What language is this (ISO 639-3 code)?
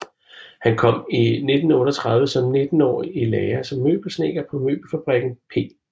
dan